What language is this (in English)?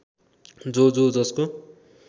Nepali